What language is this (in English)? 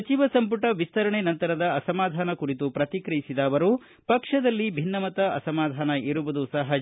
Kannada